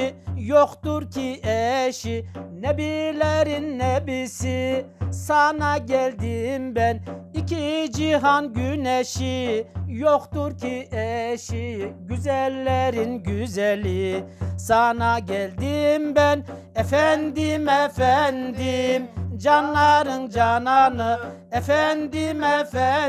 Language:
Turkish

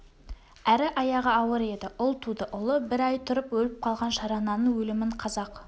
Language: Kazakh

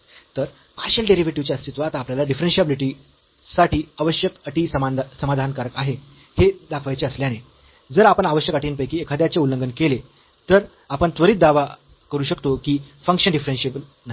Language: Marathi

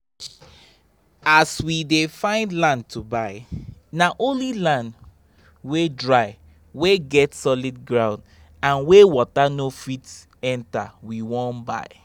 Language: Nigerian Pidgin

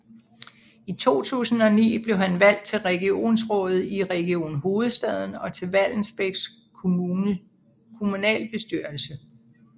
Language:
Danish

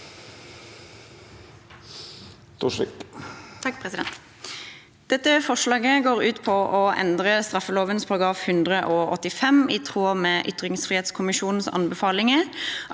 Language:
Norwegian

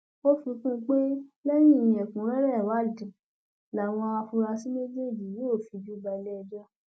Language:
Yoruba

